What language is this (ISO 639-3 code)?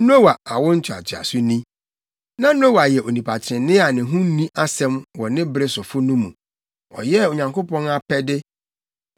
aka